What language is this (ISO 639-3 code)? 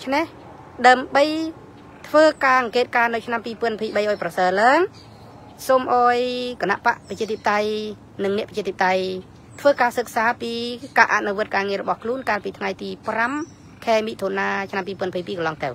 tha